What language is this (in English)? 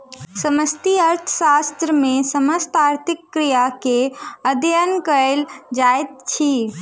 Maithili